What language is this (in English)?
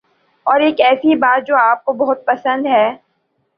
Urdu